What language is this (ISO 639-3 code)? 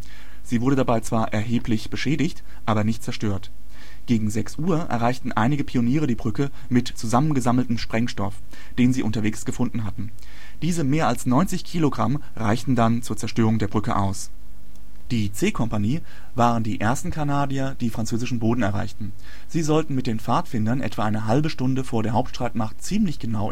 deu